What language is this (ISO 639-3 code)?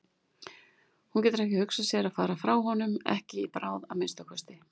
isl